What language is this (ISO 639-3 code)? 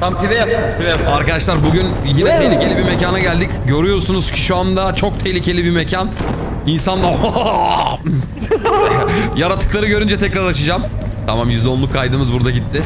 tur